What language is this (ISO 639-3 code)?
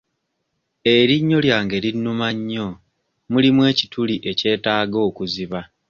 lug